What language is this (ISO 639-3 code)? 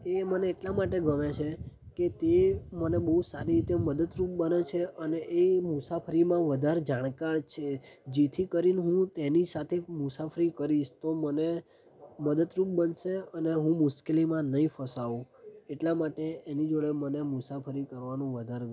guj